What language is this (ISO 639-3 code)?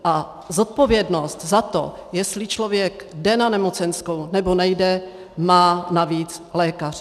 ces